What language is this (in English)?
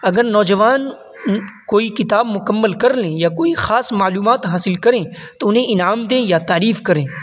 Urdu